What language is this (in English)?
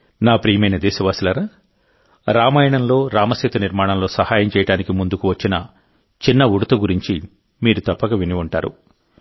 Telugu